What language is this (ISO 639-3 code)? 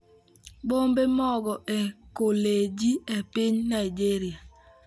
luo